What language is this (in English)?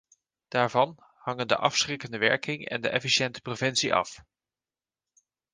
Dutch